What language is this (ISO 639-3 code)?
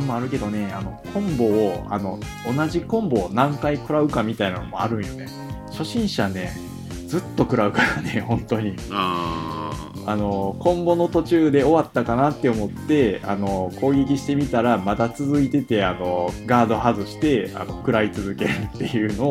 jpn